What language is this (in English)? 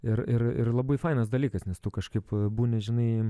Lithuanian